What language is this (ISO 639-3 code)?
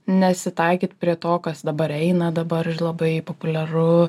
lit